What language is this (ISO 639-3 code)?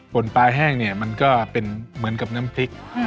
tha